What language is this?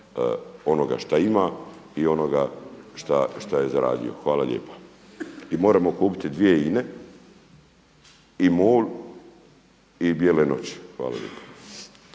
Croatian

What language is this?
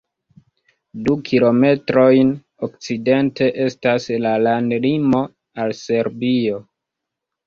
Esperanto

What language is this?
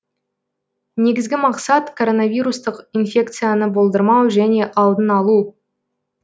Kazakh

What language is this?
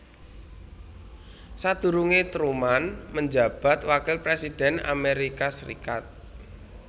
Javanese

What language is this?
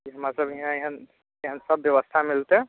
Maithili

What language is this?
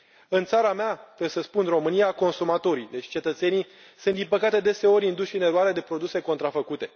Romanian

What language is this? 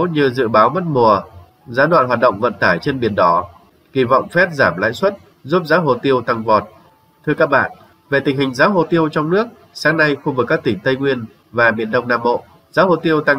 Vietnamese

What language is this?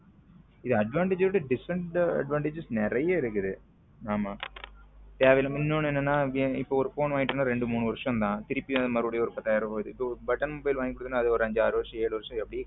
Tamil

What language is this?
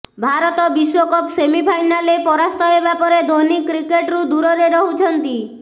Odia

